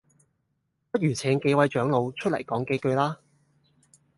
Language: Cantonese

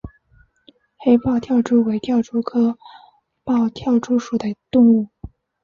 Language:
Chinese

